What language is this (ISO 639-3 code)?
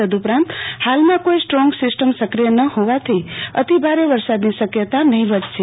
guj